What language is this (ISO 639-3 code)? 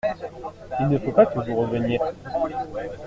fra